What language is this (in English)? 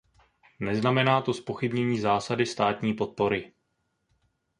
Czech